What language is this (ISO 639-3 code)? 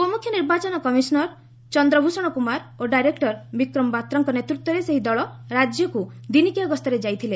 ori